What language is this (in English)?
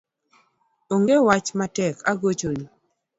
Luo (Kenya and Tanzania)